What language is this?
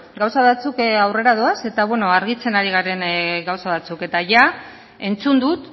Basque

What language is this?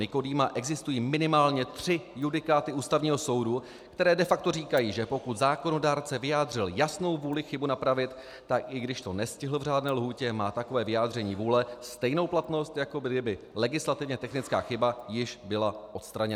Czech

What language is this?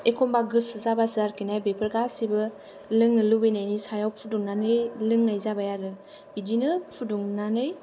Bodo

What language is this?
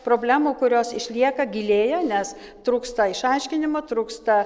Lithuanian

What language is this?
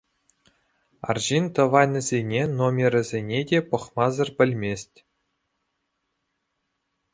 Chuvash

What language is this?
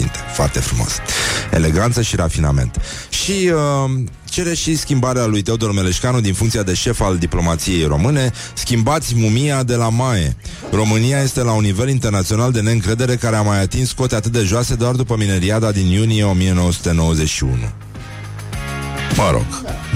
Romanian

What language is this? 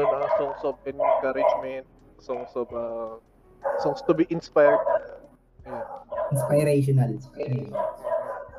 Filipino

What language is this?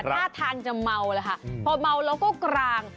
Thai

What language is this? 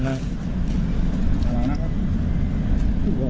Thai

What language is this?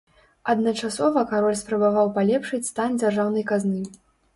Belarusian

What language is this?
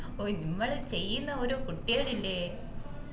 Malayalam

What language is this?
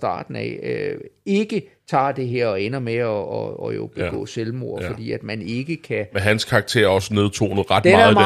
Danish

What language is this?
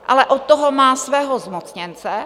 Czech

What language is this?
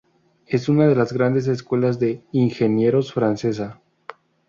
Spanish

